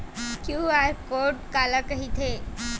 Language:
Chhattisgarhi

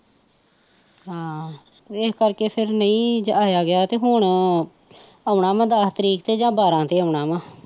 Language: Punjabi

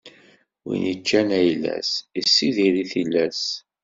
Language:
Kabyle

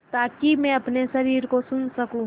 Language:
Hindi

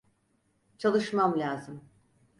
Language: Turkish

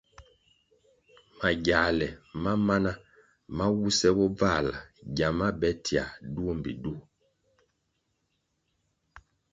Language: Kwasio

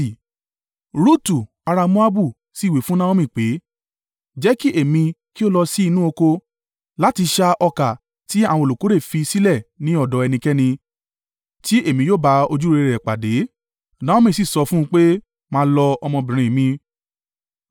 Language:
Yoruba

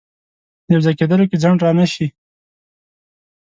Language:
Pashto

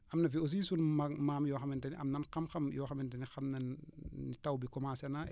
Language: Wolof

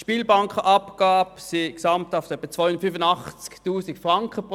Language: Swiss German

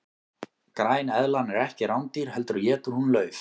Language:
Icelandic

